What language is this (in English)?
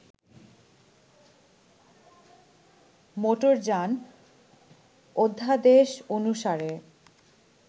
Bangla